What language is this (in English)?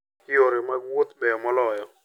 Luo (Kenya and Tanzania)